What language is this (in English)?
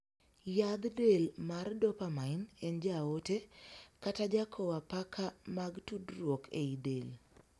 Luo (Kenya and Tanzania)